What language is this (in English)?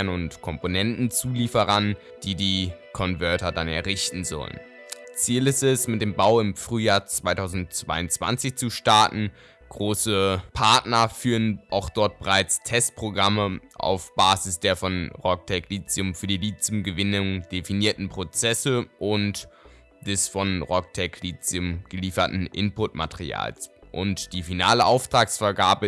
German